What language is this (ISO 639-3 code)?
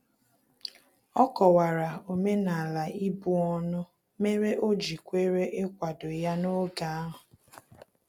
ibo